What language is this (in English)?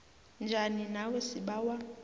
South Ndebele